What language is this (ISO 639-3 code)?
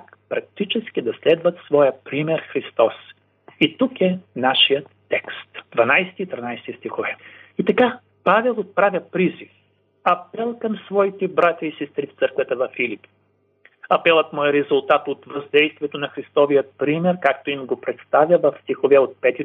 bul